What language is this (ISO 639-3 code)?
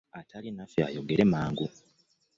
lug